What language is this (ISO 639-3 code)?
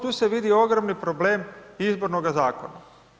hrv